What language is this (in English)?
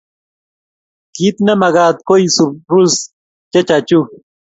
Kalenjin